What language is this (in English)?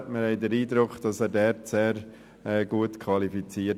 Swiss German